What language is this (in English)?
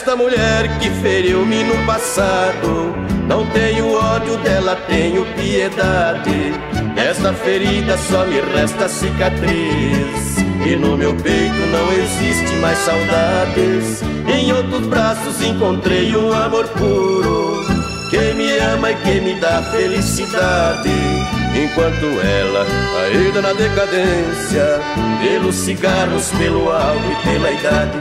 Portuguese